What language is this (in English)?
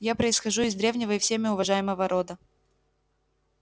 Russian